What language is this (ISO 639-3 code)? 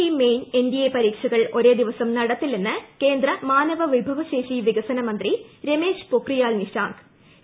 mal